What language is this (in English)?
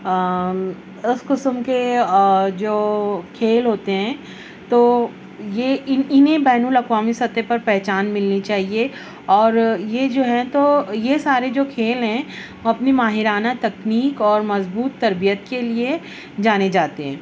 Urdu